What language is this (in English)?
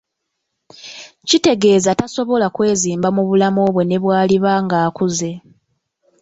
Ganda